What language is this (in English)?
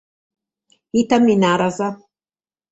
Sardinian